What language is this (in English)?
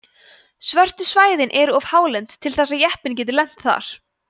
Icelandic